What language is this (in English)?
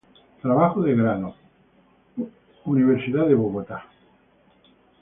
Spanish